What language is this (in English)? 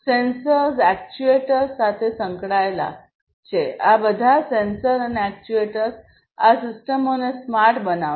Gujarati